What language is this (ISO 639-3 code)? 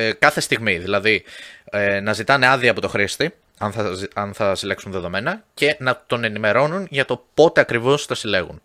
ell